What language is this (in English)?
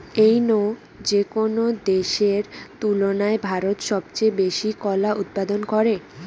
Bangla